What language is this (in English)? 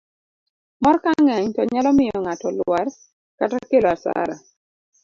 Luo (Kenya and Tanzania)